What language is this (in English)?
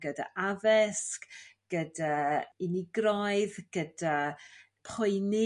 Welsh